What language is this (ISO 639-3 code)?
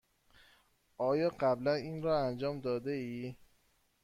fas